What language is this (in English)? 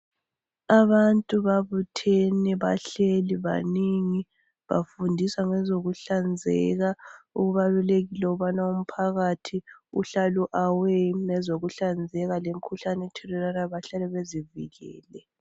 North Ndebele